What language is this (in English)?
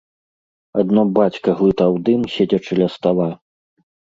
Belarusian